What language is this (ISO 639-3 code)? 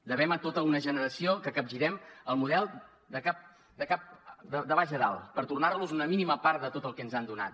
cat